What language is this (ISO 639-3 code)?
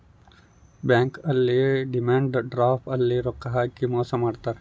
kan